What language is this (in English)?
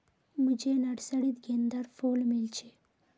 Magahi